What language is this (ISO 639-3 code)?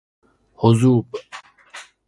fas